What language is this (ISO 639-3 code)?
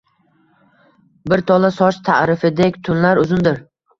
uzb